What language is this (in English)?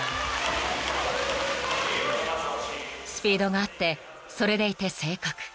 Japanese